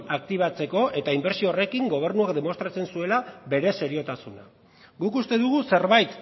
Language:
Basque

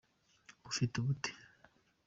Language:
Kinyarwanda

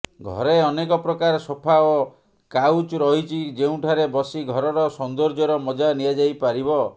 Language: Odia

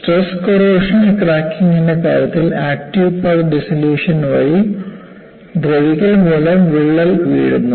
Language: Malayalam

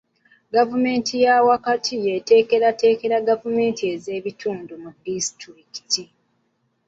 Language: Ganda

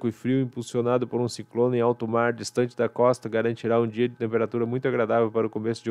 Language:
Portuguese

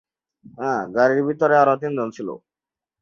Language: Bangla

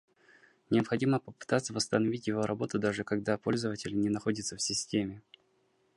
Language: Russian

